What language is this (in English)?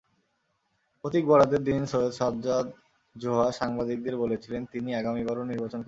Bangla